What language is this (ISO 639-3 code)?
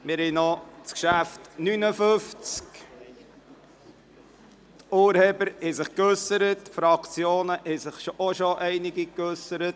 gsw